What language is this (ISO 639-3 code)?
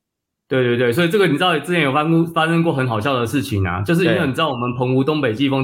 zho